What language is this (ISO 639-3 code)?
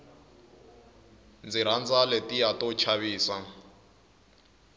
tso